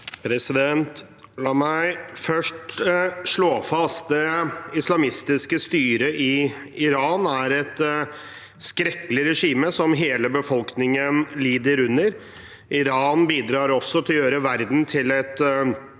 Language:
Norwegian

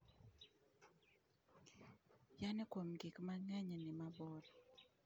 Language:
Luo (Kenya and Tanzania)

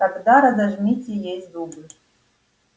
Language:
Russian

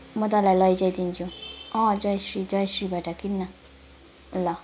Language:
Nepali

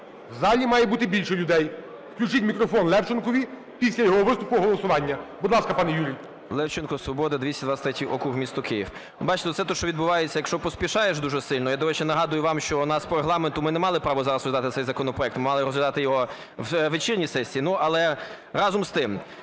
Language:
Ukrainian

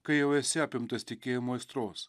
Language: Lithuanian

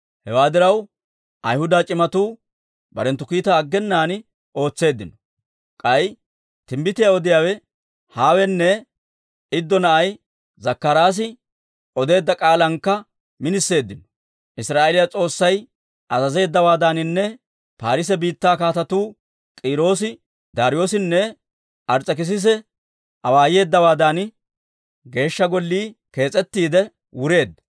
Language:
Dawro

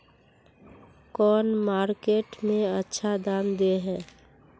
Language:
Magahi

